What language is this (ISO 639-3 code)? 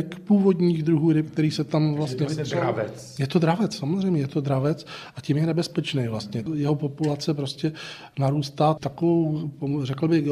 ces